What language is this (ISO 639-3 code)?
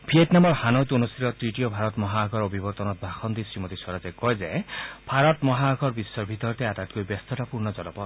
asm